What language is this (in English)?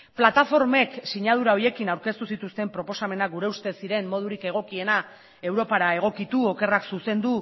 Basque